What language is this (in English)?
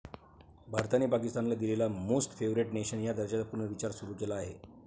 Marathi